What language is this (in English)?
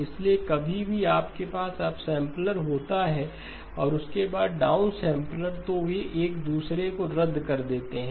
Hindi